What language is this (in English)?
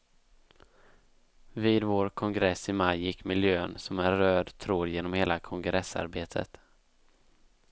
Swedish